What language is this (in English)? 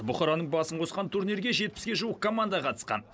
Kazakh